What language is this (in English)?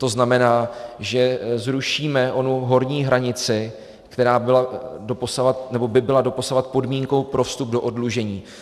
Czech